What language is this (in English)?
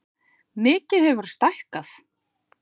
Icelandic